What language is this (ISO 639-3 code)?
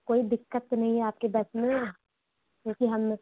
hin